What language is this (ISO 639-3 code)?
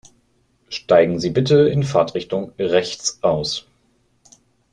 deu